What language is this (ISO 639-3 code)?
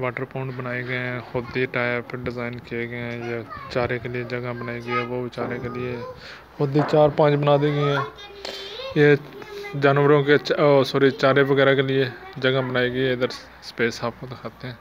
hin